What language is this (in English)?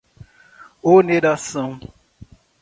Portuguese